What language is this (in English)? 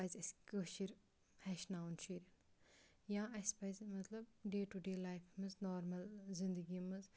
Kashmiri